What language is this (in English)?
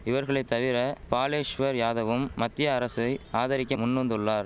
Tamil